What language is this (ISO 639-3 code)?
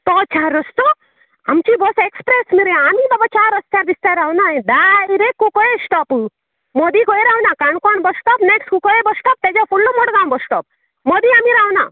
kok